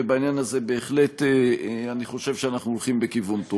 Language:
Hebrew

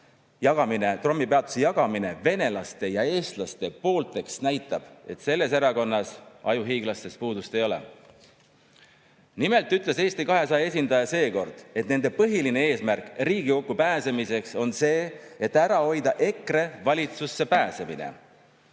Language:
Estonian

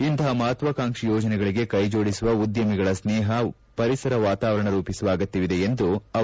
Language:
Kannada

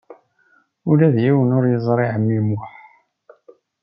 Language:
Kabyle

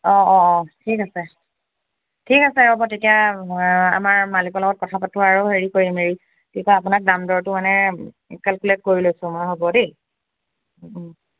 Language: Assamese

